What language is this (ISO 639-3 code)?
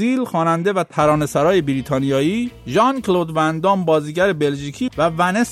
fas